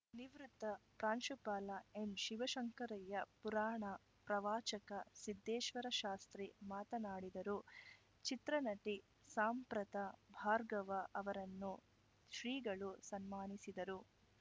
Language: Kannada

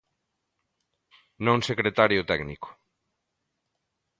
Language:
Galician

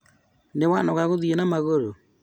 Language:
Kikuyu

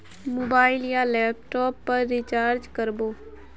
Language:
Magahi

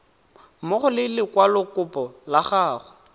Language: Tswana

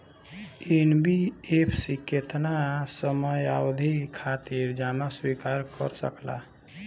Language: Bhojpuri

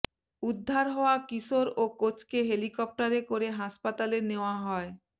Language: Bangla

